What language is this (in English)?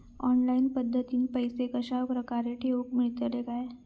Marathi